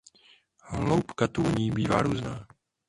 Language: Czech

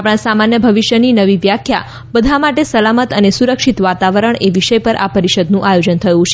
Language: Gujarati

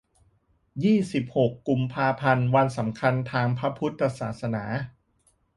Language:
Thai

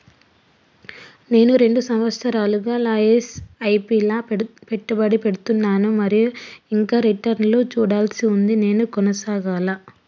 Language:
Telugu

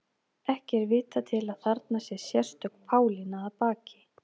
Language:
Icelandic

